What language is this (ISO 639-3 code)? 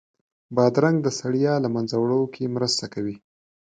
pus